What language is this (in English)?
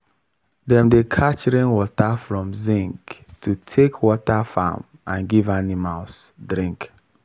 Nigerian Pidgin